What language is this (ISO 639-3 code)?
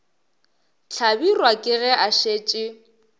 nso